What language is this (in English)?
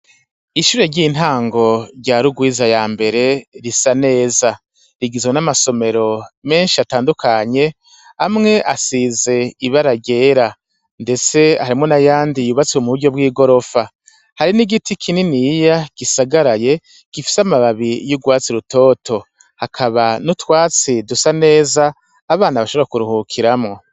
Rundi